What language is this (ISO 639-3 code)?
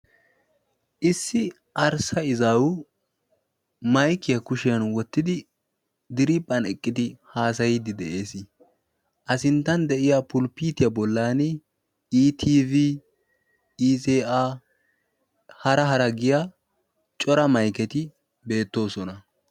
wal